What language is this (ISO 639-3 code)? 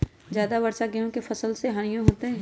mag